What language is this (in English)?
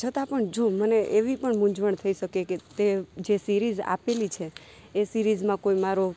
Gujarati